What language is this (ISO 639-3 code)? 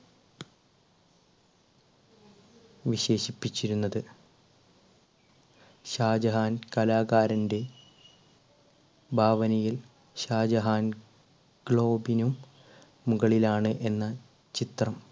mal